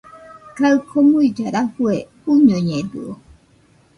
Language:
Nüpode Huitoto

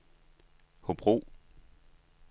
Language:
Danish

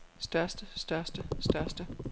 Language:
Danish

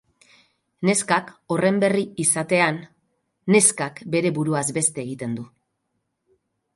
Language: Basque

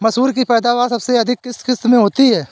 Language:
Hindi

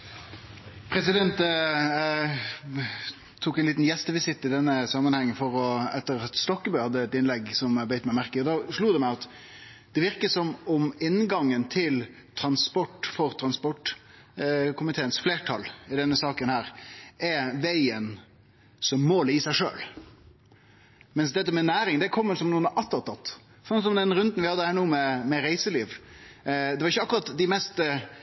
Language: Norwegian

